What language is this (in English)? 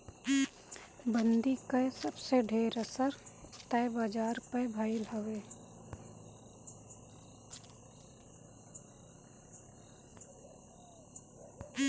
Bhojpuri